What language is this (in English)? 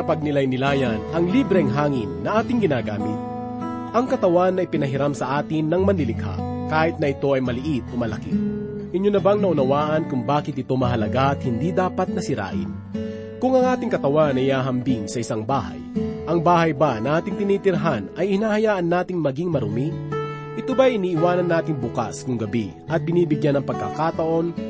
Filipino